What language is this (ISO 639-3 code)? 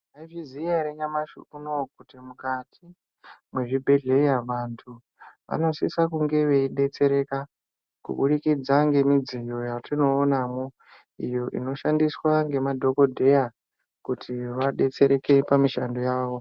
ndc